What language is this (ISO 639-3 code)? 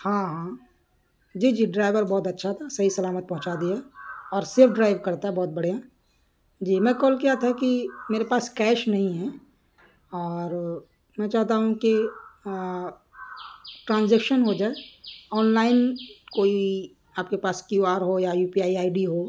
urd